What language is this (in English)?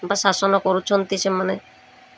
Odia